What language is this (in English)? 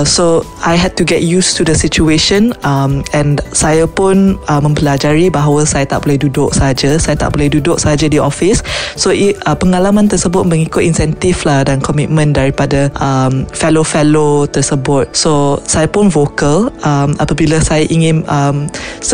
Malay